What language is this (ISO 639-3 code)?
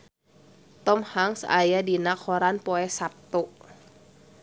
sun